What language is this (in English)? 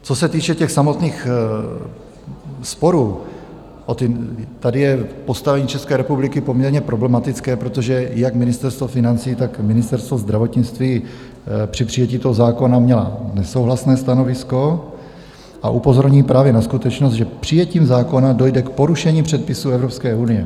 Czech